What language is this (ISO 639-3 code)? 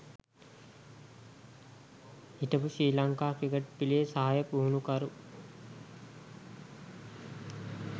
sin